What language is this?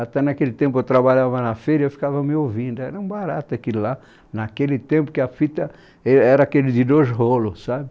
Portuguese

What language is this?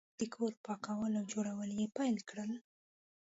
Pashto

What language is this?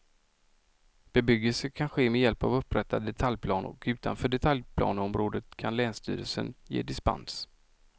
Swedish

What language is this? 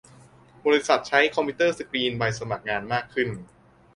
Thai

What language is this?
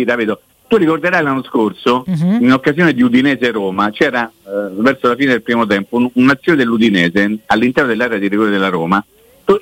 Italian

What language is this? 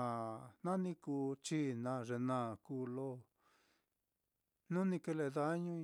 Mitlatongo Mixtec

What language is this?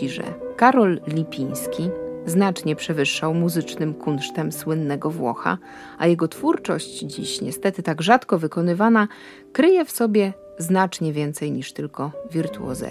Polish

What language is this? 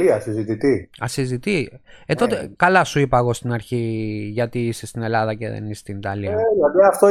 Greek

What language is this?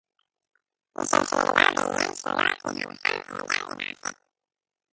Hebrew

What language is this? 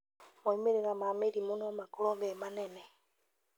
Kikuyu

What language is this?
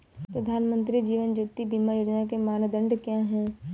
Hindi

